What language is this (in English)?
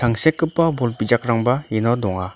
Garo